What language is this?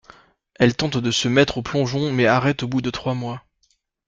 French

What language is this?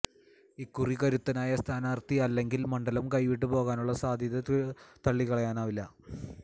Malayalam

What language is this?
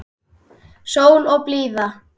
Icelandic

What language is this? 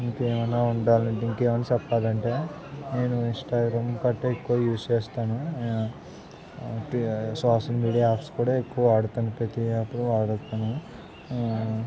Telugu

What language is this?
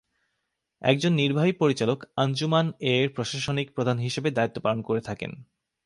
Bangla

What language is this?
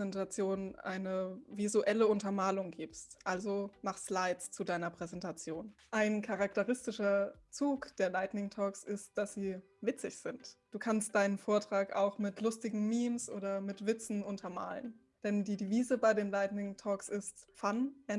German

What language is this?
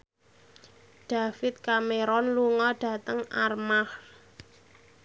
Javanese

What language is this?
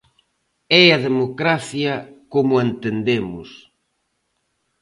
Galician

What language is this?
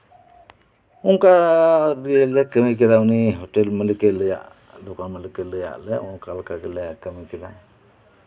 Santali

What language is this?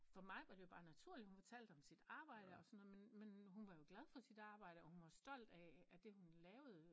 Danish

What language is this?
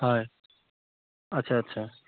Assamese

